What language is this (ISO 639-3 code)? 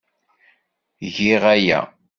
kab